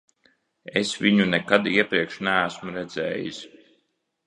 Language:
Latvian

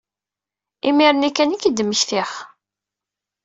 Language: Kabyle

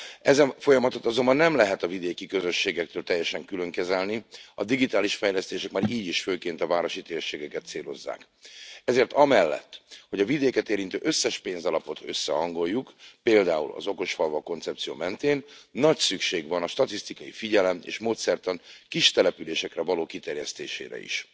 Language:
Hungarian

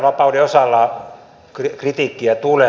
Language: Finnish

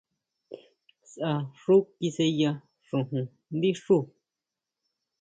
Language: Huautla Mazatec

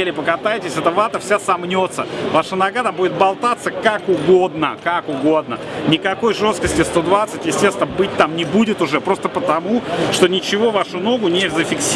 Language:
Russian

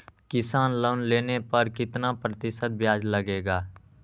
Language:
Magahi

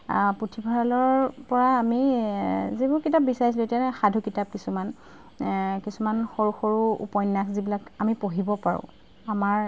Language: Assamese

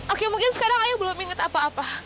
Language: Indonesian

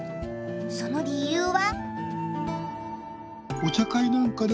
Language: Japanese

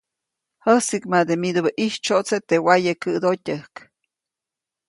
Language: Copainalá Zoque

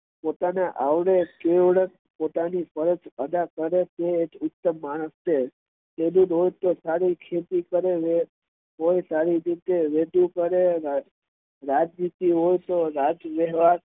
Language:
Gujarati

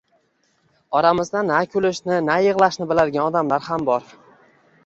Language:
Uzbek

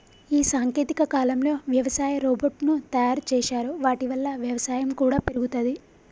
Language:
Telugu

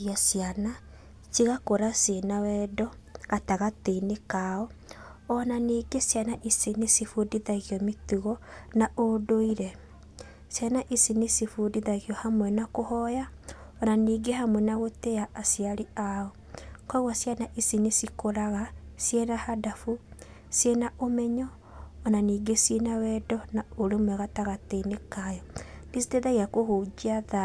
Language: Kikuyu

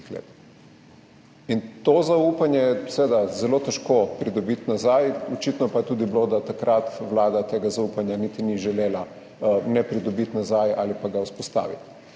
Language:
Slovenian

